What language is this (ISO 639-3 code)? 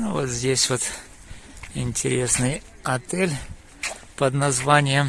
rus